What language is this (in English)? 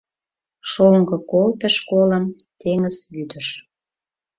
Mari